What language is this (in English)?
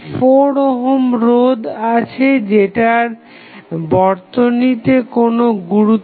Bangla